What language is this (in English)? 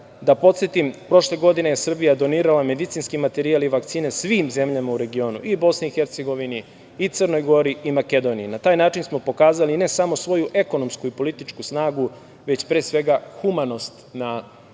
Serbian